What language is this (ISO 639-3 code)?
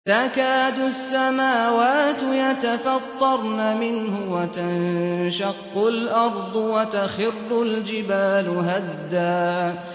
ara